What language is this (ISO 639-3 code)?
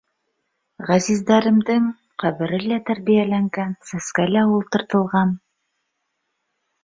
bak